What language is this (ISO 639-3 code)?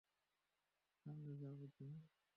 ben